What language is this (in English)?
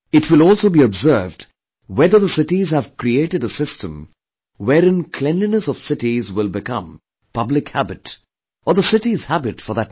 English